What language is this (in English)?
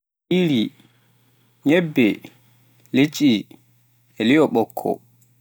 Pular